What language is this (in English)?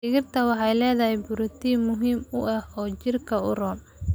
Somali